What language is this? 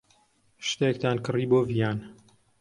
Central Kurdish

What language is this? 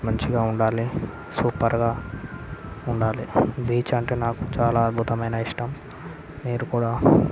Telugu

